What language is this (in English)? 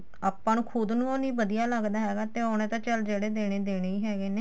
Punjabi